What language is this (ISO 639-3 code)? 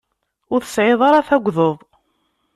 kab